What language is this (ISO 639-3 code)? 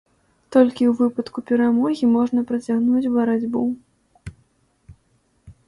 bel